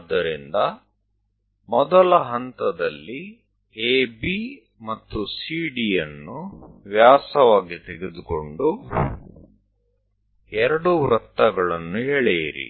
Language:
Kannada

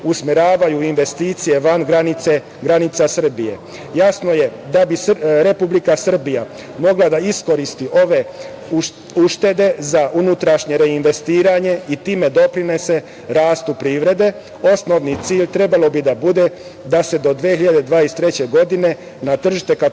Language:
Serbian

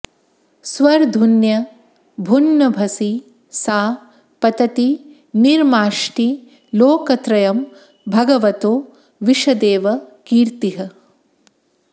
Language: Sanskrit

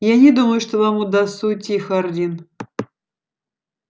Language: Russian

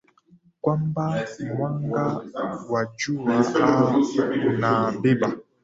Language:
Swahili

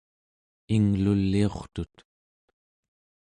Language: Central Yupik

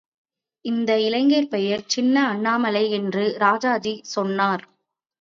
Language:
Tamil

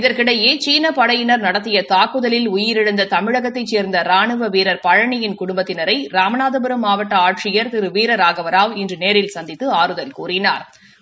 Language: Tamil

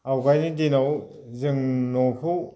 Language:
Bodo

